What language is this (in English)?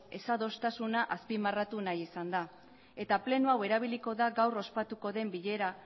Basque